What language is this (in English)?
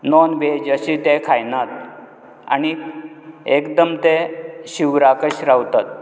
Konkani